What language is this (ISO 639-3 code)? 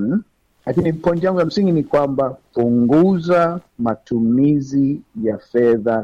swa